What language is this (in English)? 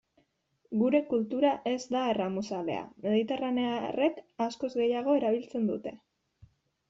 Basque